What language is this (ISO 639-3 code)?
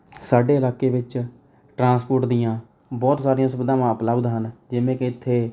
pan